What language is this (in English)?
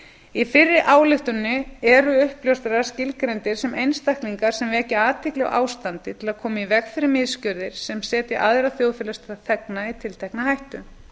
Icelandic